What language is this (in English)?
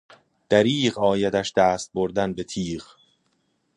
Persian